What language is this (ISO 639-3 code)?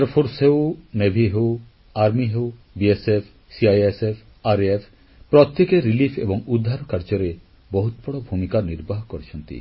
ori